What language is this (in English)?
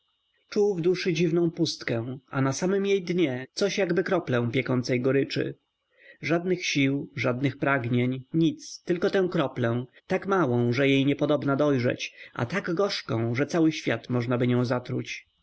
Polish